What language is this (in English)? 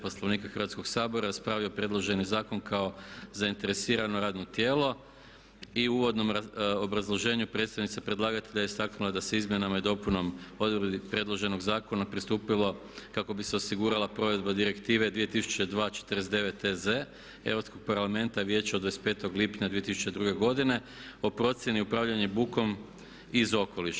Croatian